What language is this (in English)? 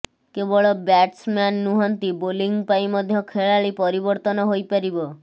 Odia